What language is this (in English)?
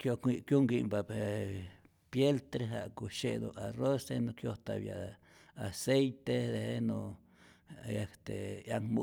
Rayón Zoque